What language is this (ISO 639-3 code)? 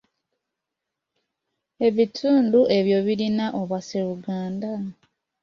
lug